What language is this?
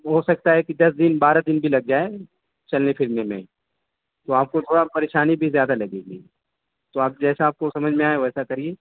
Urdu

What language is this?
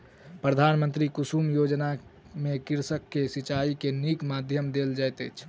Maithili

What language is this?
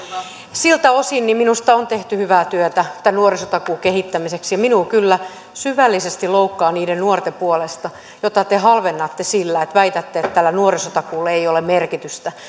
Finnish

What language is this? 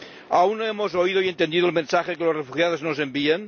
Spanish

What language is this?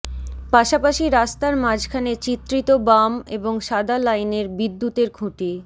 Bangla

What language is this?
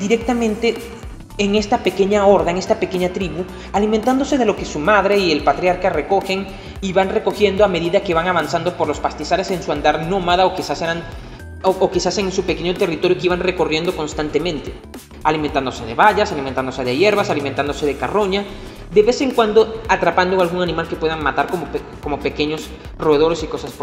Spanish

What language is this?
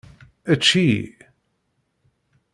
Kabyle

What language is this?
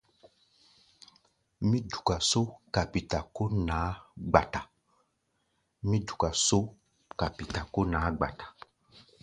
Gbaya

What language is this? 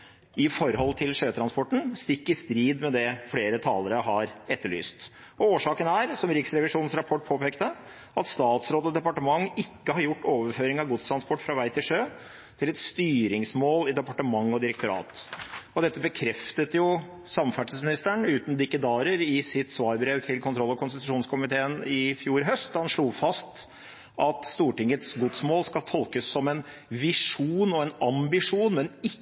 Norwegian Bokmål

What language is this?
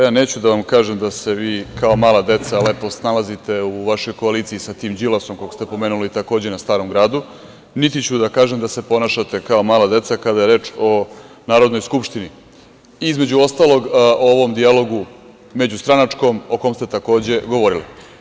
Serbian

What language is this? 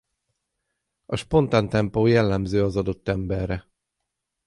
Hungarian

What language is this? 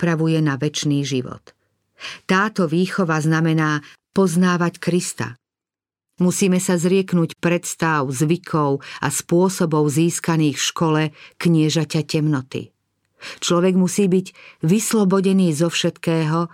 Slovak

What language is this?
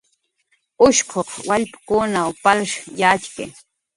Jaqaru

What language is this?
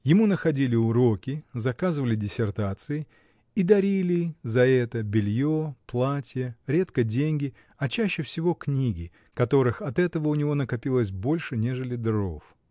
Russian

